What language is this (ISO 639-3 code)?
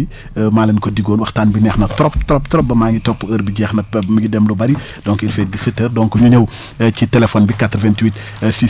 wol